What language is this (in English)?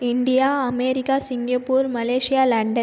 Tamil